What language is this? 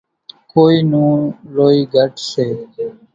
Kachi Koli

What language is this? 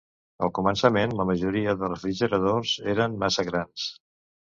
Catalan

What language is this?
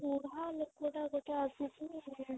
Odia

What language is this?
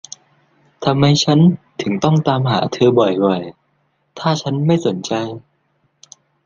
Thai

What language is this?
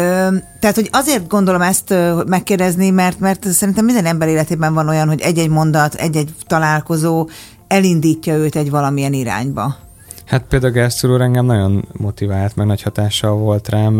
Hungarian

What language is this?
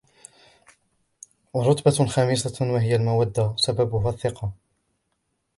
Arabic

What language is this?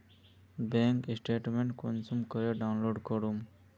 Magahi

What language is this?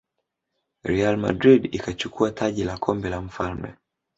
Swahili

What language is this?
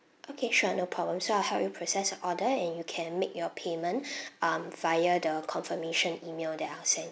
English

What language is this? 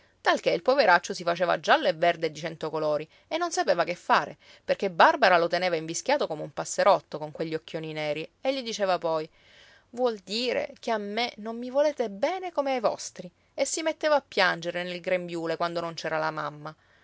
Italian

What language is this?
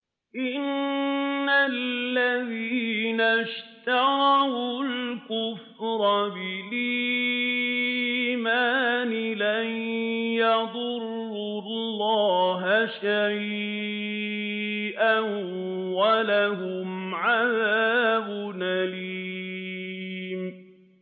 Arabic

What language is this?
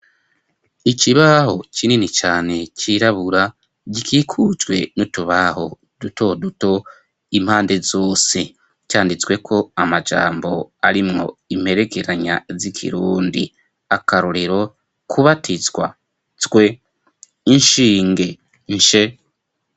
Rundi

